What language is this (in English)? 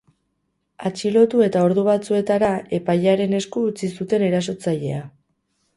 Basque